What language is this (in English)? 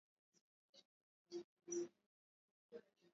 Swahili